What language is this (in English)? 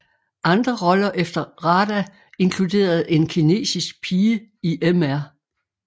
Danish